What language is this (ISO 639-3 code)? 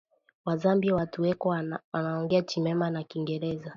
swa